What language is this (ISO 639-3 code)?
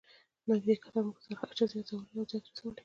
pus